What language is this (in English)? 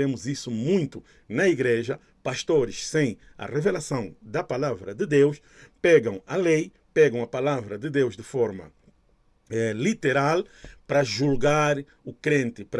Portuguese